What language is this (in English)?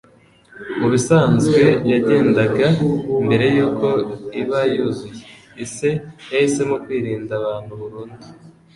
Kinyarwanda